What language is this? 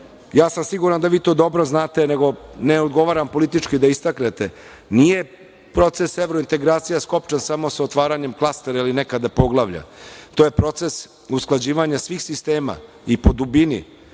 Serbian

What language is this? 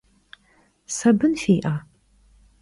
Kabardian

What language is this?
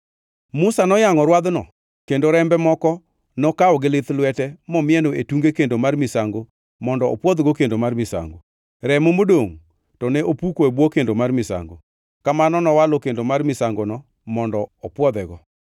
Luo (Kenya and Tanzania)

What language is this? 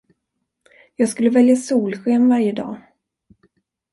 Swedish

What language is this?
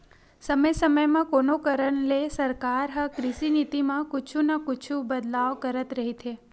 Chhattisgarhi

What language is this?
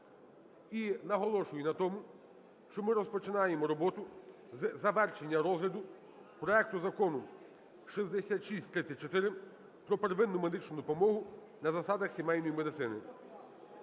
Ukrainian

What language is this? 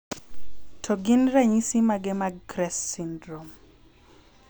Luo (Kenya and Tanzania)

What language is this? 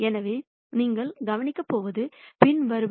Tamil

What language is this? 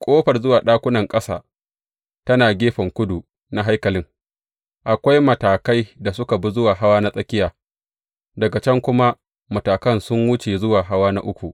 Hausa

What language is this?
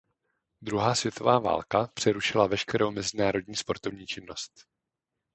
Czech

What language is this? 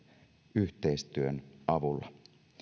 Finnish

